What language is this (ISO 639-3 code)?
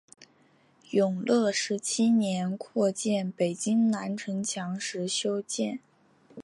zho